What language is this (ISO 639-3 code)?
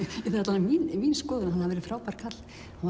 isl